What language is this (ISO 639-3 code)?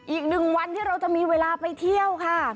tha